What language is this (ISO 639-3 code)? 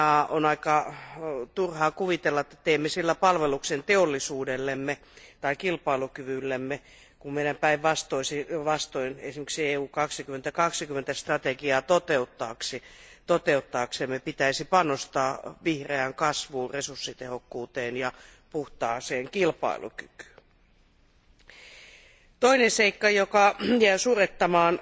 fin